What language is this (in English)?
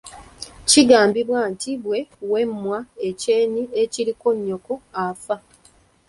Ganda